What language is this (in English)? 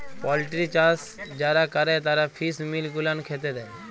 Bangla